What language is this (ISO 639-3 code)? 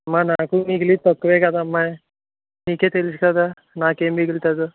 tel